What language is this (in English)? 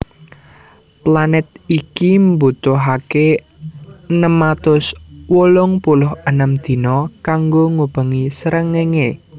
Javanese